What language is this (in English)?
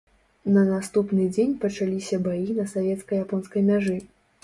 Belarusian